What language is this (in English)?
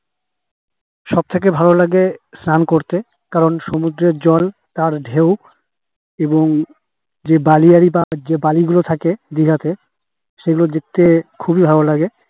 Bangla